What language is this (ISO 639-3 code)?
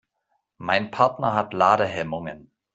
deu